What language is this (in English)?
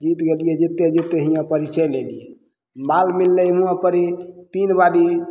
Maithili